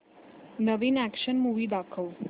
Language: Marathi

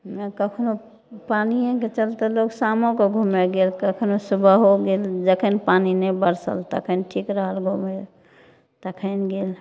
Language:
Maithili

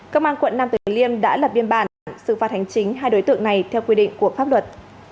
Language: Vietnamese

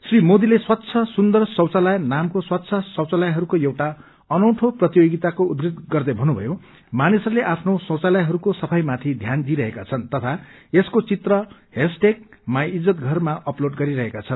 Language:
Nepali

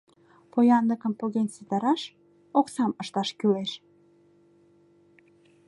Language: Mari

